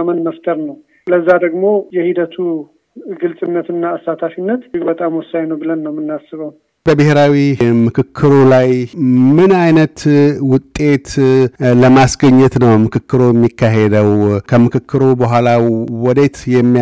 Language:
Amharic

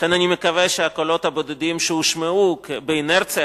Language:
Hebrew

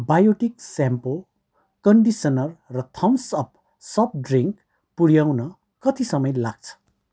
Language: Nepali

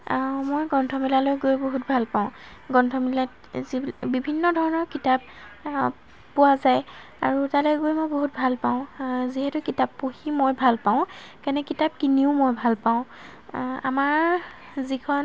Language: Assamese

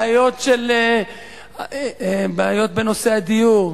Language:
Hebrew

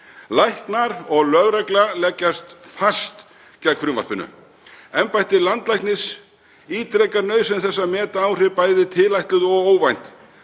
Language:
Icelandic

